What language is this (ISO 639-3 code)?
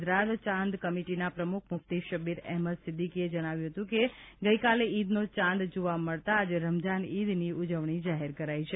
guj